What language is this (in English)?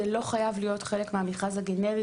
Hebrew